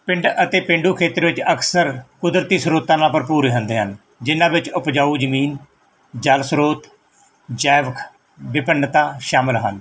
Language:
Punjabi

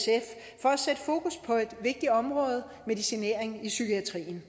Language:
Danish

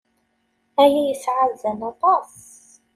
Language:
Kabyle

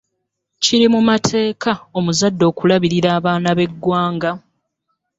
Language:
Ganda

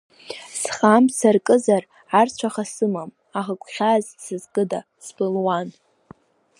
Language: Abkhazian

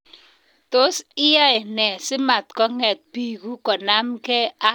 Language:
Kalenjin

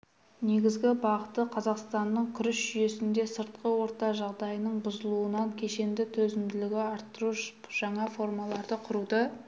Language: Kazakh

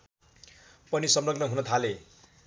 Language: Nepali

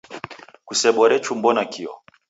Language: Taita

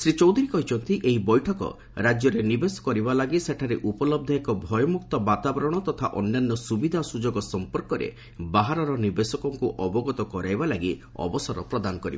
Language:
Odia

